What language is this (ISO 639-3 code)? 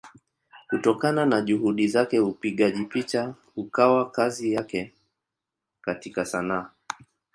swa